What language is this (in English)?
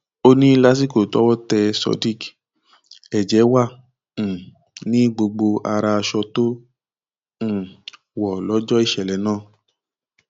Yoruba